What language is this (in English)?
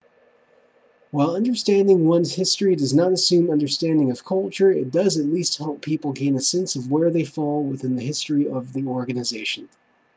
English